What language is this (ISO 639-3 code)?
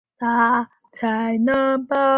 zho